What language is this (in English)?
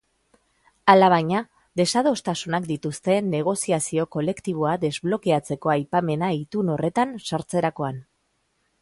Basque